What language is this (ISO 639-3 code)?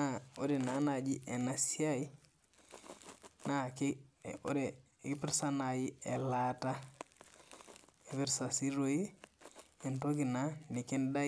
mas